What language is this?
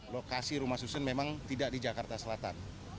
Indonesian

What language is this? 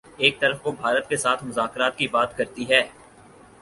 Urdu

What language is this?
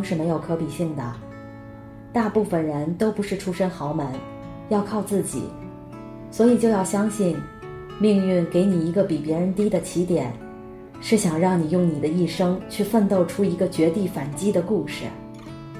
Chinese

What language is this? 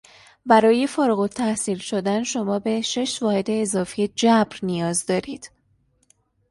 Persian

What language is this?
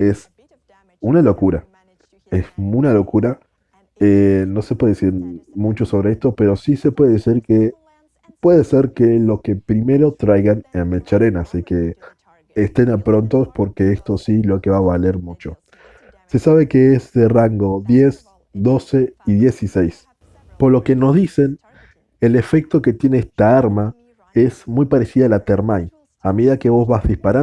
Spanish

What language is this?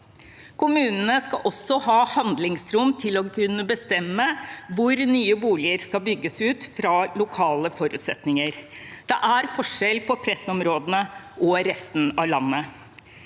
Norwegian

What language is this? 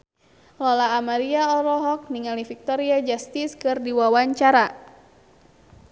Sundanese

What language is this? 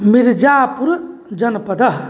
Sanskrit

